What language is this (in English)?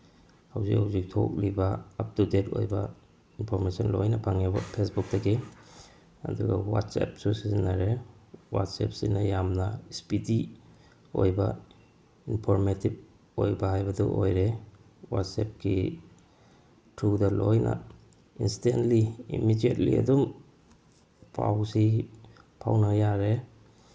Manipuri